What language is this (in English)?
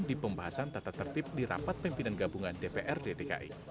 Indonesian